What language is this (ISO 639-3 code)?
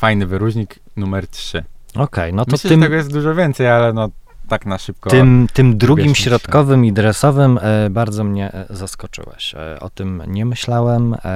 pol